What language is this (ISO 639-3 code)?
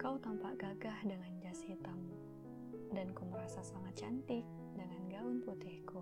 msa